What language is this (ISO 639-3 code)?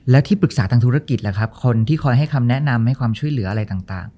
tha